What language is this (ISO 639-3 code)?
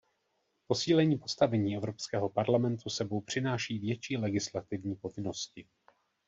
ces